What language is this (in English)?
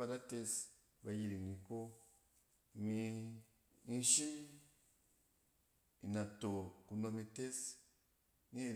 Cen